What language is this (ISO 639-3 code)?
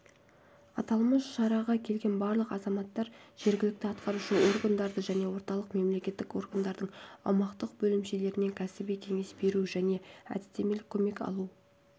kaz